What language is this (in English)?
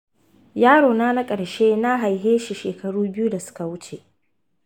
Hausa